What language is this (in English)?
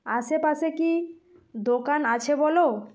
Bangla